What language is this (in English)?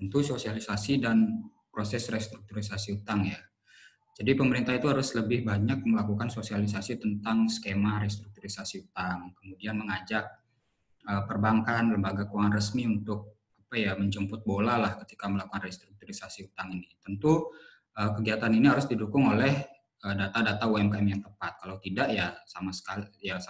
Indonesian